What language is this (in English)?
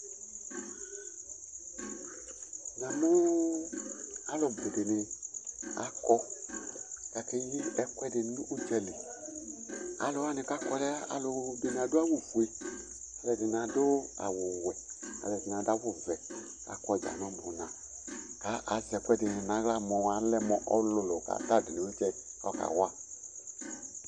Ikposo